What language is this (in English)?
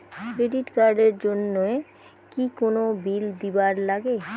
Bangla